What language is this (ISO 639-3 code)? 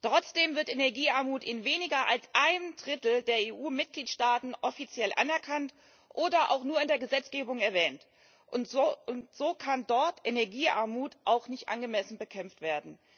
deu